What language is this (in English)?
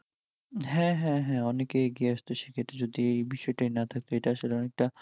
Bangla